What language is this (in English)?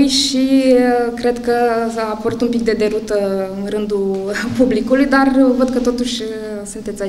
Romanian